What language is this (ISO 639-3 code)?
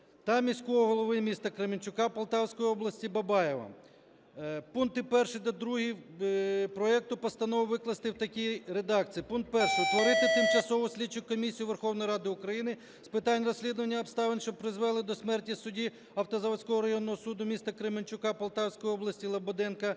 ukr